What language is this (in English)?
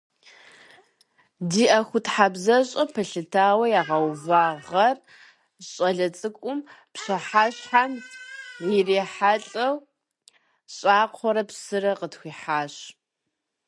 Kabardian